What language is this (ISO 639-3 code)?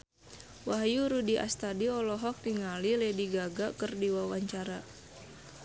sun